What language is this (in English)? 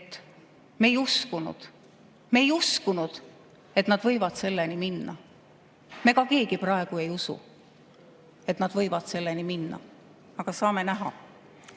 Estonian